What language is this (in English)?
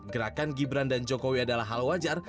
Indonesian